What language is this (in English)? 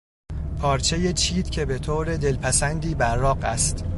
Persian